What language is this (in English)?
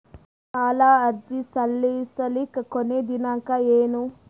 Kannada